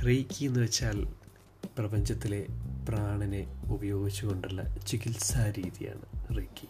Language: Malayalam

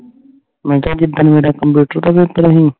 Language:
Punjabi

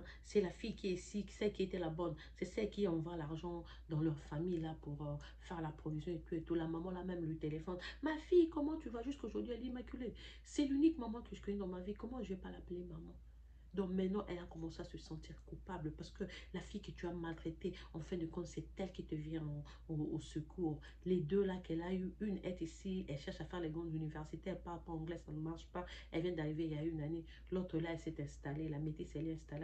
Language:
French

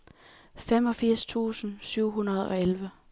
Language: Danish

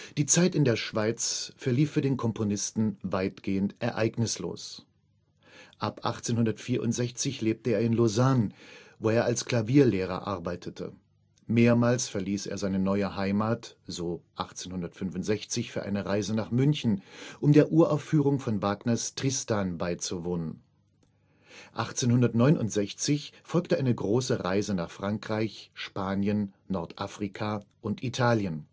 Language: German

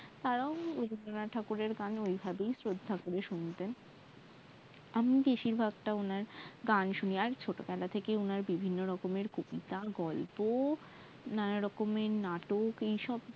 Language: Bangla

